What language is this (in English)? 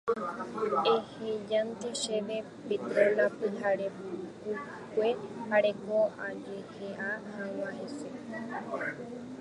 Guarani